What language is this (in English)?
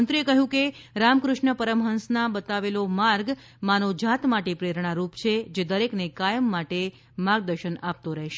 Gujarati